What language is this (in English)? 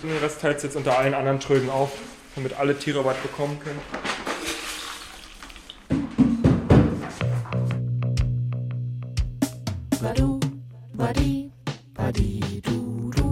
German